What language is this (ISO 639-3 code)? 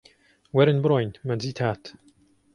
ckb